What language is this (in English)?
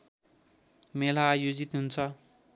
Nepali